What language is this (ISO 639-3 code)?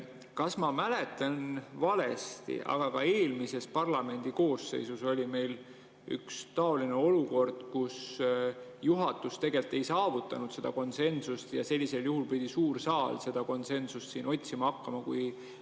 est